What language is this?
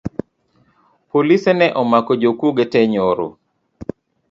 Luo (Kenya and Tanzania)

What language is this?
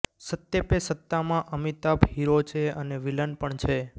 Gujarati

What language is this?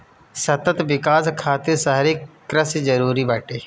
Bhojpuri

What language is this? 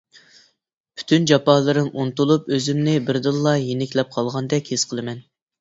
Uyghur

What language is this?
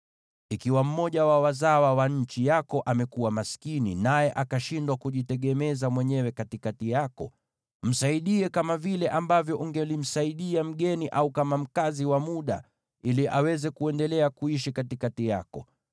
Swahili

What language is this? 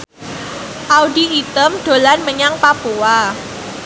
Javanese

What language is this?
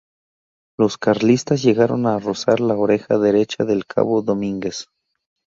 Spanish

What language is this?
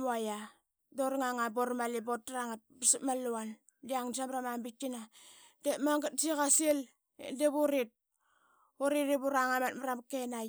Qaqet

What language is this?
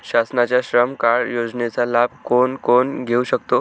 Marathi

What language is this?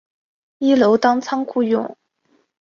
Chinese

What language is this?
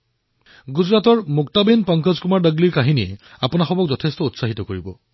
Assamese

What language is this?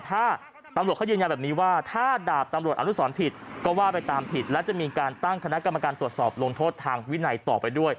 Thai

